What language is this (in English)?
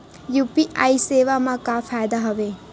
Chhattisgarhi